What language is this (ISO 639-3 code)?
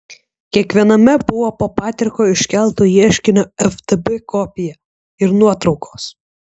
lit